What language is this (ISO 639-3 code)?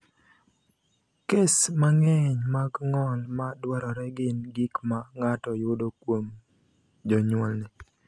luo